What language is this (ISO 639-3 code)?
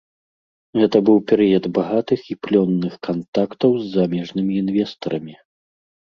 bel